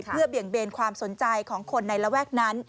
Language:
Thai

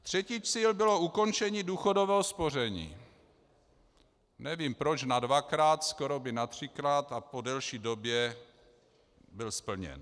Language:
Czech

